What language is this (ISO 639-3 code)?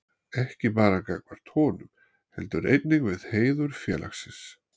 isl